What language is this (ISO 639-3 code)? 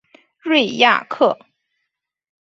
zho